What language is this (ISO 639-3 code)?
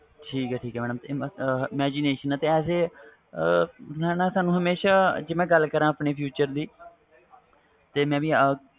pan